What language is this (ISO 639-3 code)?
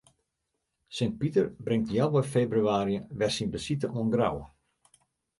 fry